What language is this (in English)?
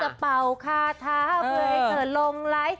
Thai